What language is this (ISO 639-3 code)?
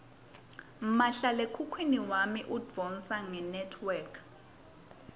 ssw